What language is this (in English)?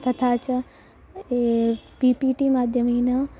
Sanskrit